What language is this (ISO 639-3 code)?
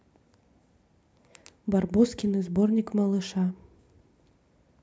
rus